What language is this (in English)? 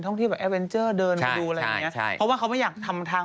Thai